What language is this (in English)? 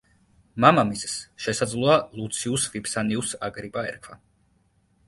Georgian